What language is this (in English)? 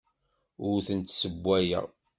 Kabyle